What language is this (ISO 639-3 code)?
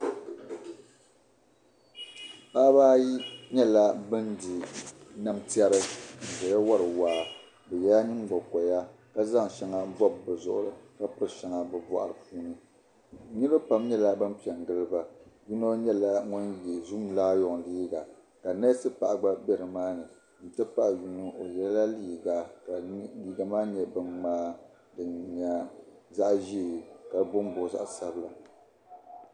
dag